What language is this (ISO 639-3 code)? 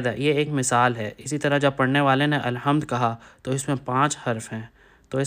urd